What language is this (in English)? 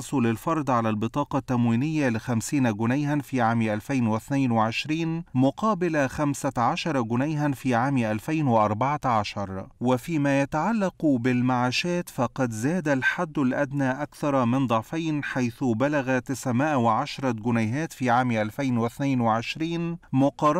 Arabic